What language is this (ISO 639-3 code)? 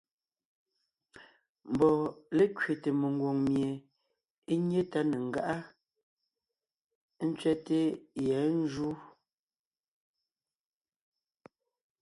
nnh